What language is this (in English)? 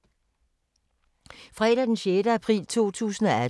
Danish